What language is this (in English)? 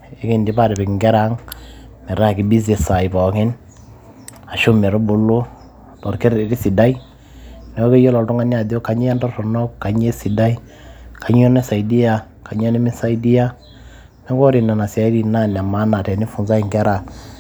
Masai